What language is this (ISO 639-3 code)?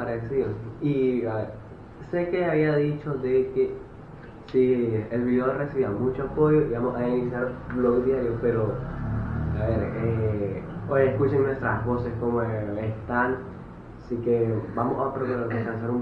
spa